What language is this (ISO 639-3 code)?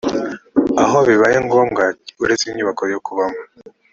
kin